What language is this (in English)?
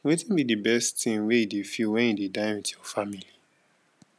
Nigerian Pidgin